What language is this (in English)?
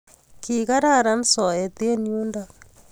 Kalenjin